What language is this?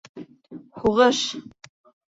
Bashkir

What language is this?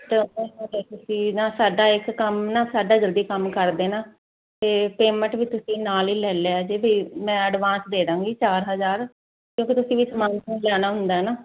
Punjabi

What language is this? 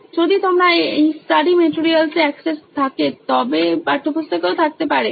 Bangla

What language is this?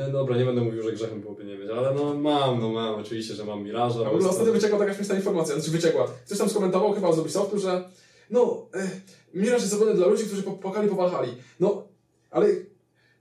Polish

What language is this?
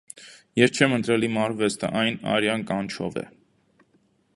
Armenian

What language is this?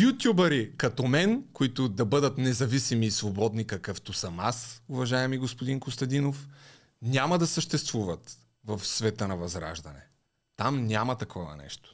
Bulgarian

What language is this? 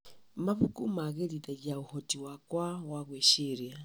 Kikuyu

